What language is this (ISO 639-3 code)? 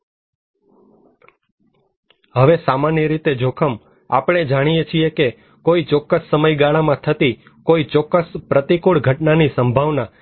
guj